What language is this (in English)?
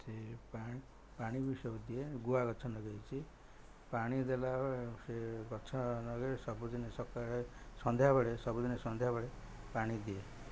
Odia